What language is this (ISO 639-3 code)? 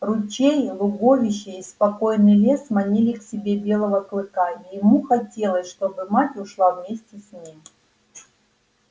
rus